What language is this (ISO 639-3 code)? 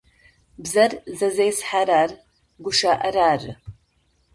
ady